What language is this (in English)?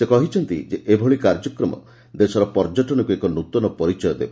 Odia